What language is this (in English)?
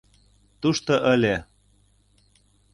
Mari